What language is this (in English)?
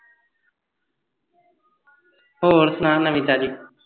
Punjabi